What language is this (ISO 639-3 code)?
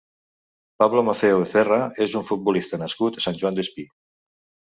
cat